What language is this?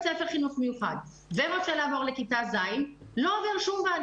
Hebrew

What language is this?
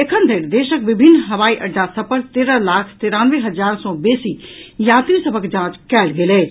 Maithili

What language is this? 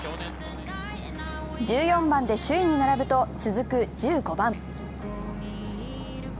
Japanese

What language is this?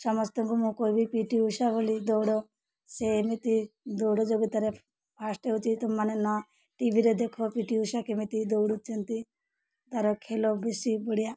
Odia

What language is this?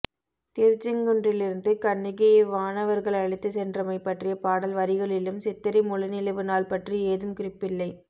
Tamil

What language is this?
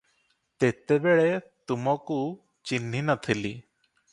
Odia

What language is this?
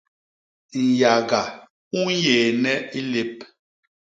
Basaa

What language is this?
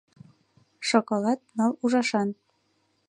Mari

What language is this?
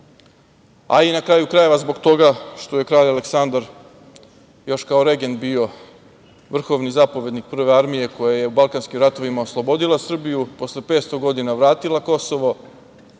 Serbian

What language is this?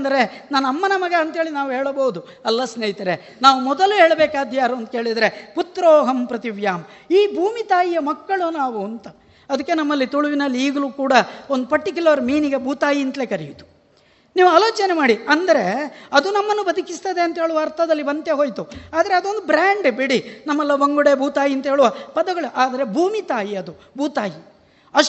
Kannada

